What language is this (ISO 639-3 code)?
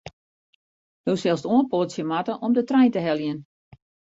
fry